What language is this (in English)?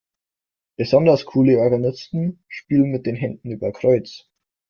German